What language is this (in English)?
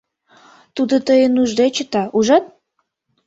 Mari